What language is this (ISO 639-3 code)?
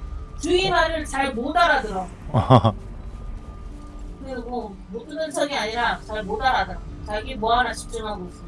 kor